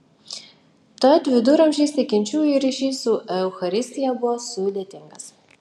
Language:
Lithuanian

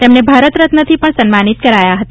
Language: Gujarati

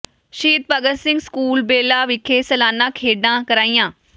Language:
Punjabi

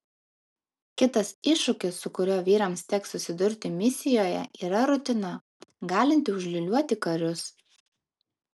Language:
Lithuanian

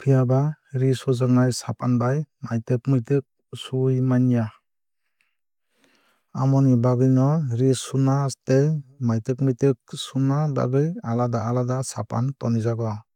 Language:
Kok Borok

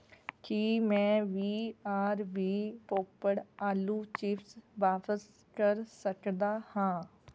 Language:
Punjabi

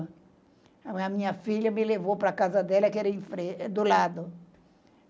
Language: Portuguese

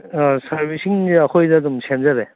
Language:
Manipuri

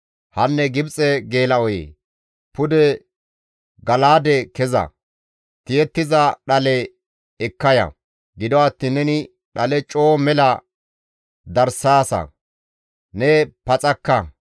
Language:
Gamo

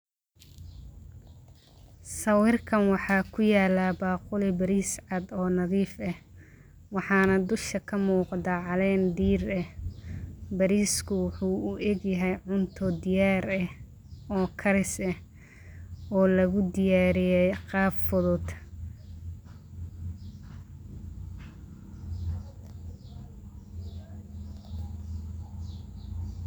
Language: Somali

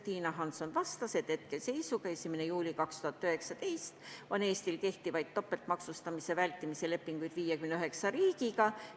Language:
Estonian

